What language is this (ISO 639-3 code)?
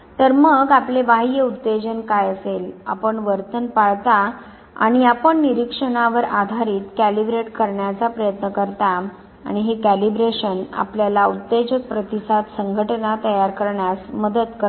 mar